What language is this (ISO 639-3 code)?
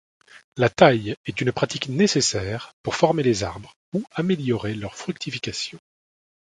fra